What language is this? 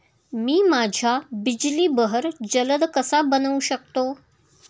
Marathi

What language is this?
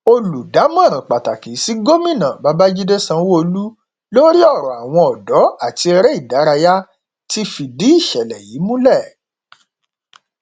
Yoruba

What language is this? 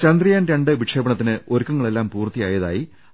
Malayalam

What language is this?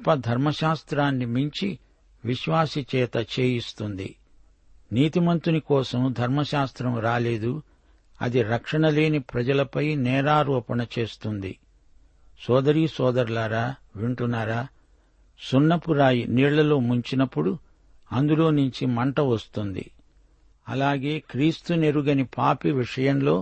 Telugu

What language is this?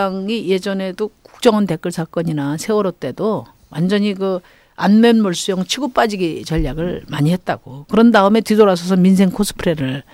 Korean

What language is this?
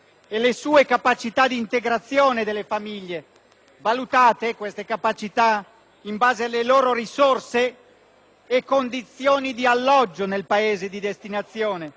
Italian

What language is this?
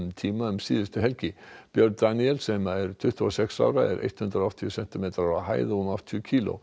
Icelandic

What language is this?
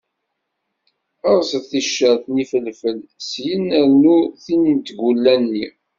Kabyle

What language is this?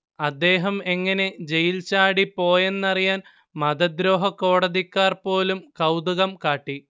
Malayalam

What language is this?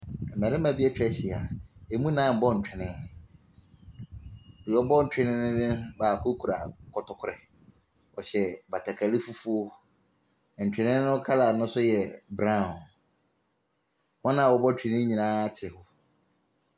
Akan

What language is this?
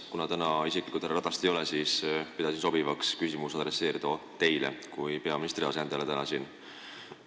Estonian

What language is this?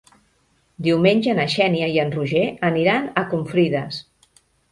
Catalan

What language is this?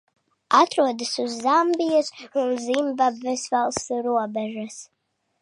Latvian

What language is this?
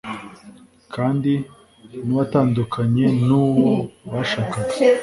Kinyarwanda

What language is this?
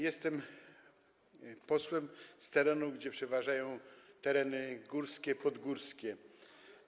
Polish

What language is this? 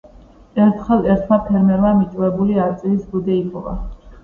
Georgian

